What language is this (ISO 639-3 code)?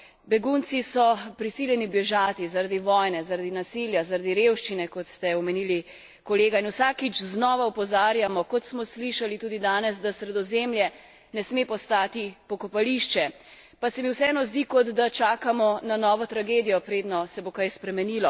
slv